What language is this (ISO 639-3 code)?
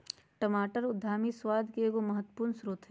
mag